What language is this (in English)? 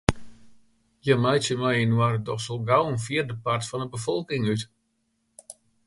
Western Frisian